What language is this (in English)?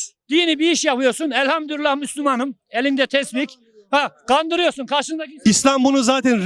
Turkish